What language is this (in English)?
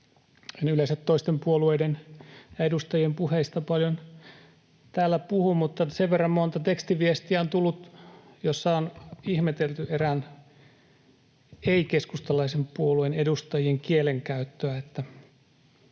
Finnish